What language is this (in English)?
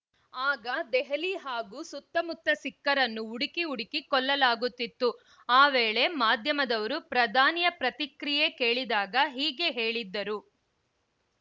Kannada